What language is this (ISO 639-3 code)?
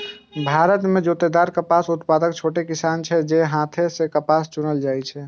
mai